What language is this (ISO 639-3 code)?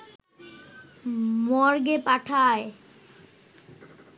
ben